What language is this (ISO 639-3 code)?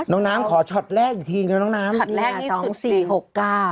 tha